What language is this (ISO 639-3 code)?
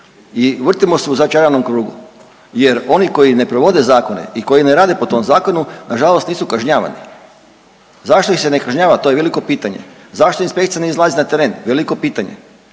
hrv